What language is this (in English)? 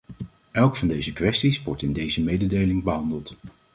Dutch